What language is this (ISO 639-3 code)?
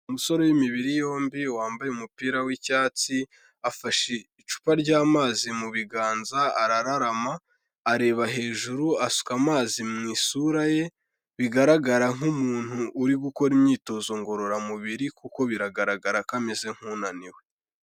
kin